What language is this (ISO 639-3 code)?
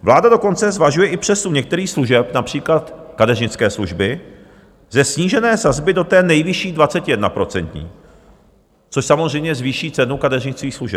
ces